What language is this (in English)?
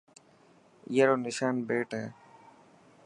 Dhatki